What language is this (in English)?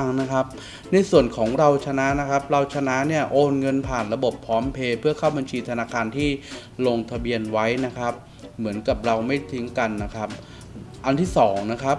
Thai